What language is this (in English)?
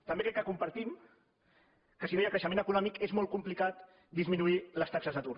Catalan